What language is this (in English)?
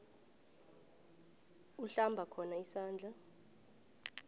South Ndebele